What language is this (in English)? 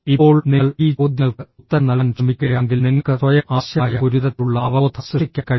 Malayalam